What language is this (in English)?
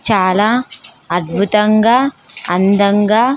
Telugu